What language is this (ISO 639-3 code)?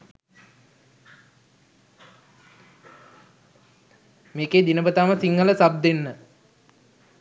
sin